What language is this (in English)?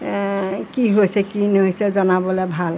Assamese